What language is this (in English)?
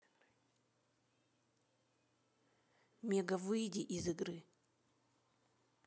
Russian